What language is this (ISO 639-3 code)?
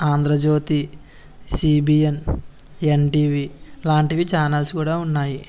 tel